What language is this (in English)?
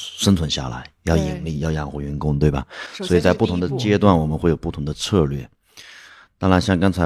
Chinese